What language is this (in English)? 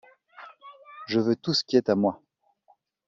French